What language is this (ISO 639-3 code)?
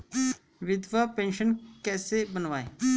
hin